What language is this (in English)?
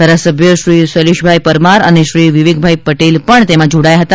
Gujarati